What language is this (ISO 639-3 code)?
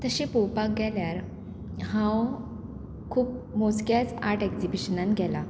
kok